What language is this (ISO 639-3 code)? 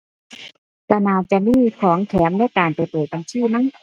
tha